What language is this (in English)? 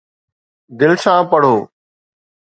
Sindhi